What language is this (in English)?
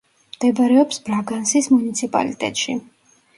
Georgian